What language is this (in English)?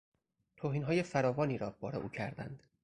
Persian